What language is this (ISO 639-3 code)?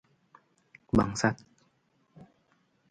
ind